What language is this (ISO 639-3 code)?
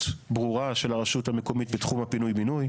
heb